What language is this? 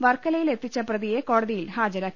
Malayalam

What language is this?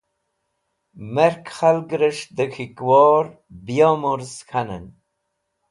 Wakhi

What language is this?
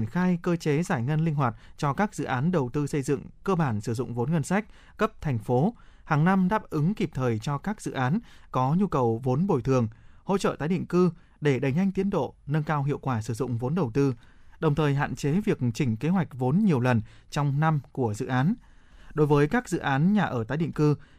Vietnamese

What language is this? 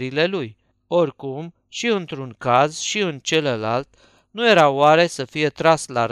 Romanian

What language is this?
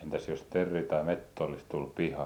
Finnish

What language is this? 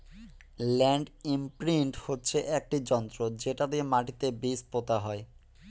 Bangla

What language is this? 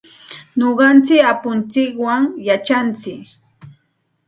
Santa Ana de Tusi Pasco Quechua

